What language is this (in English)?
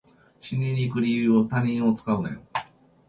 Japanese